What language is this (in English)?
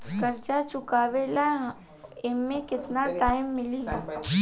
Bhojpuri